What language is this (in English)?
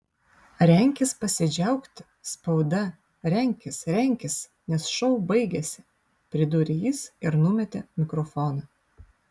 Lithuanian